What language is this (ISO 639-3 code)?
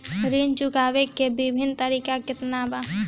bho